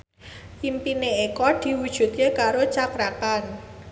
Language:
Javanese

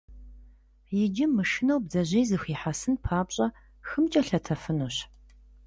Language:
Kabardian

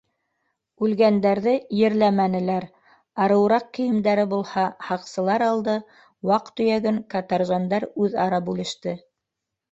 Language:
Bashkir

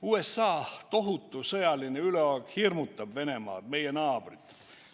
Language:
Estonian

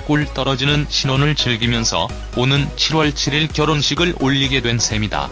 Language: Korean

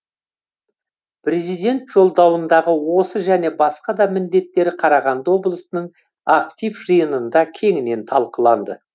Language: Kazakh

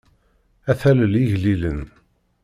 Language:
Kabyle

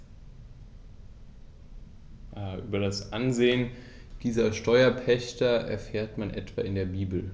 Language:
German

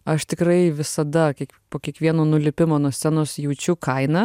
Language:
Lithuanian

